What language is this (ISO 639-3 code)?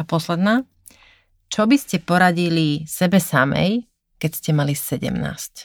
slk